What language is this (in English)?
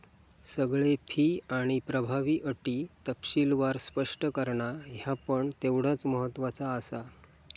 Marathi